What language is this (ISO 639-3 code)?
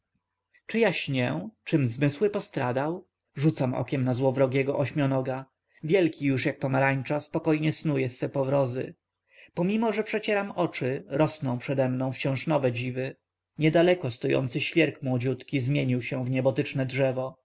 pol